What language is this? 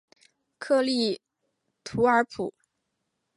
Chinese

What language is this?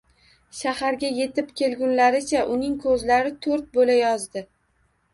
Uzbek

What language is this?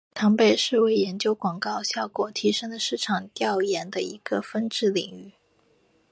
Chinese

